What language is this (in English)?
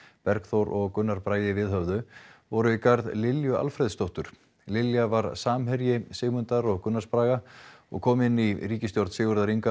Icelandic